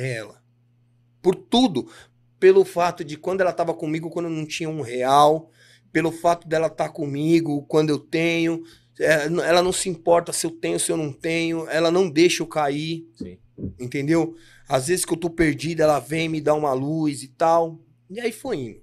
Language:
Portuguese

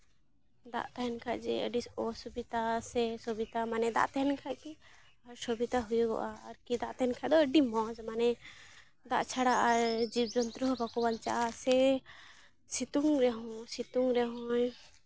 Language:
Santali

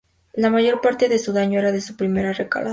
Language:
Spanish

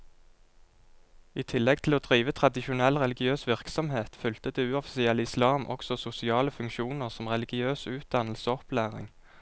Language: Norwegian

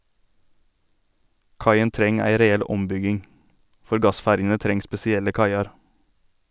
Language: Norwegian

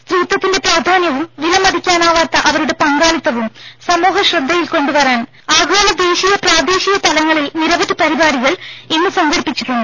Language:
Malayalam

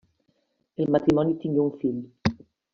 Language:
Catalan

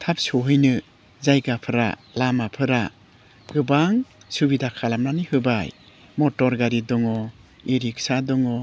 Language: Bodo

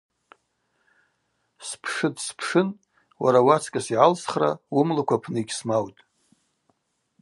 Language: Abaza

